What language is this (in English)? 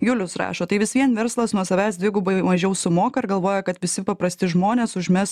Lithuanian